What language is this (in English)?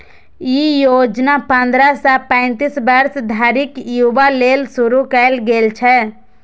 Maithili